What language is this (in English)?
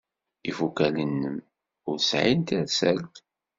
Kabyle